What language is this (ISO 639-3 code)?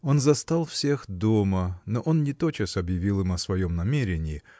rus